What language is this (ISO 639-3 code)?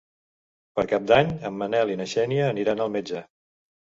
cat